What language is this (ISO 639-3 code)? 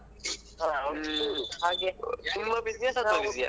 kan